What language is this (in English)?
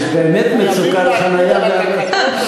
Hebrew